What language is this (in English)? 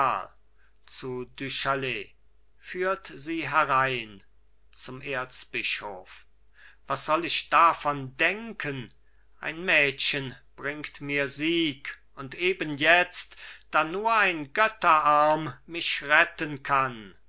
German